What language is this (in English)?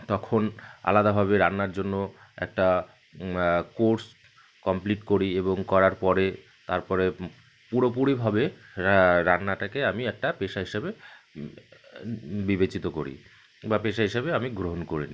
Bangla